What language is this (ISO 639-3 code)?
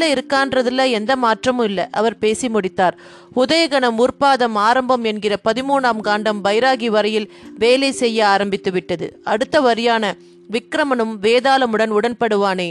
tam